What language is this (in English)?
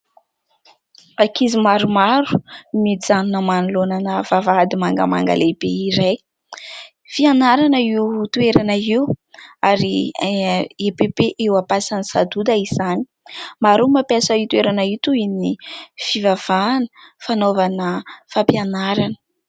Malagasy